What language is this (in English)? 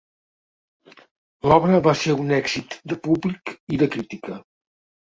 Catalan